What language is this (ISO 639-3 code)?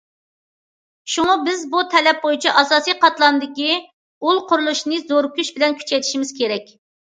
uig